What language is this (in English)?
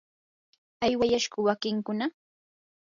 Yanahuanca Pasco Quechua